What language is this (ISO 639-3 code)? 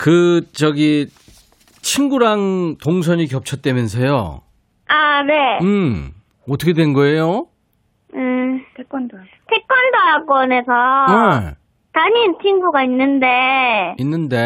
kor